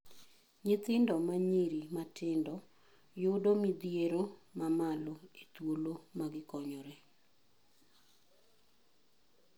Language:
Luo (Kenya and Tanzania)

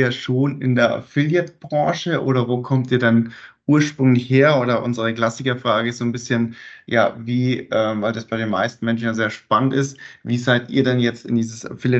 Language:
German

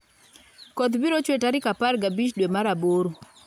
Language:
Luo (Kenya and Tanzania)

